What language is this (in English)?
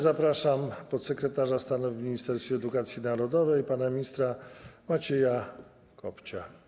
Polish